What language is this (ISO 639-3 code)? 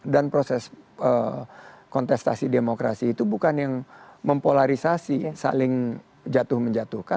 ind